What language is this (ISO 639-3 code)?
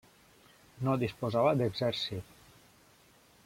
cat